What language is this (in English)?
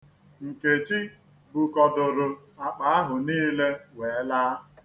Igbo